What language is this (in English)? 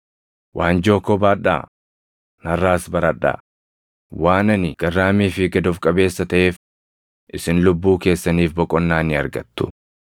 Oromo